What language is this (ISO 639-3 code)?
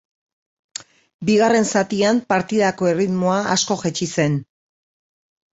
eus